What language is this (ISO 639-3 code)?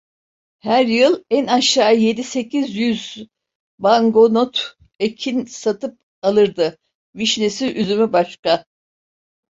tur